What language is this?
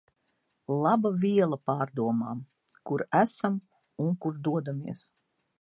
Latvian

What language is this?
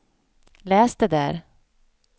Swedish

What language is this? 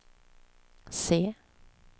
Swedish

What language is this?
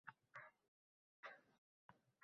Uzbek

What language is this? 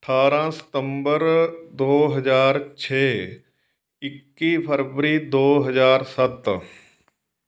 Punjabi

